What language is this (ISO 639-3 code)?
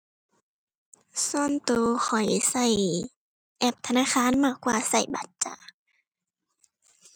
tha